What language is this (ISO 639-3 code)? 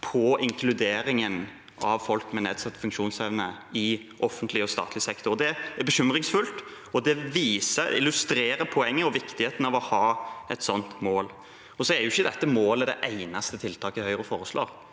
nor